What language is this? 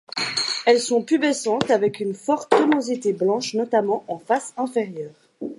French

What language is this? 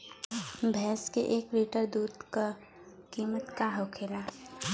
Bhojpuri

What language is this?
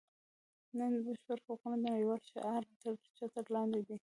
Pashto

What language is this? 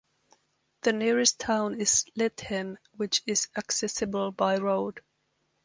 English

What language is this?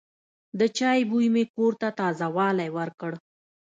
Pashto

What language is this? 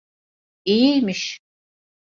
Turkish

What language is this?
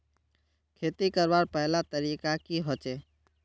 Magahi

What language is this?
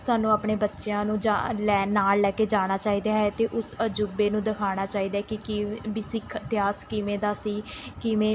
Punjabi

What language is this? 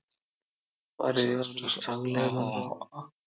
Marathi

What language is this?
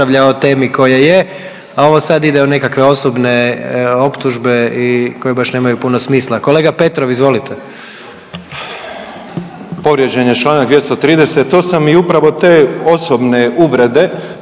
Croatian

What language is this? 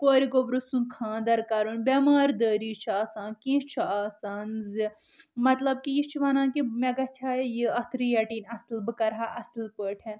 Kashmiri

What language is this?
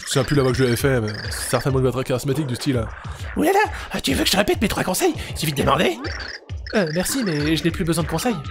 French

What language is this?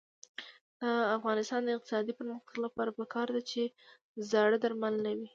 Pashto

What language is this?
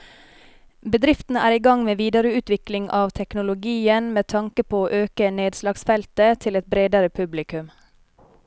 Norwegian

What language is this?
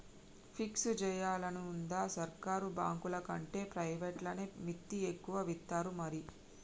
Telugu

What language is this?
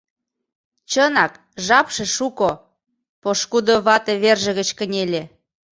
Mari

